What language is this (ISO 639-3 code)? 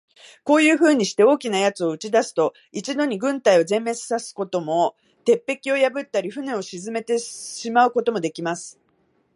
jpn